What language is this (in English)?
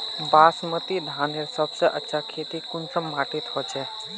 Magahi